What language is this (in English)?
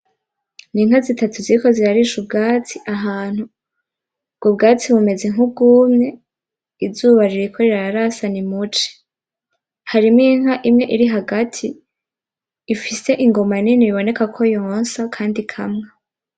Rundi